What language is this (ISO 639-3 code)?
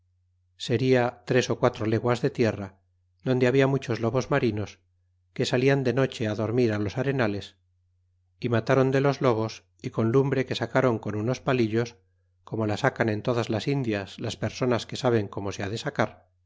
spa